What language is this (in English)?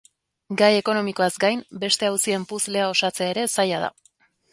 Basque